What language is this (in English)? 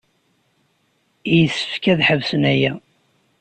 Kabyle